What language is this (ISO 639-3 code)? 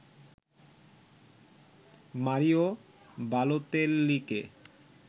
ben